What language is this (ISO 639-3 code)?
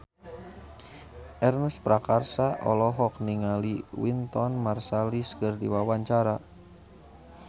sun